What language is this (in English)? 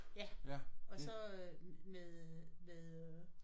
Danish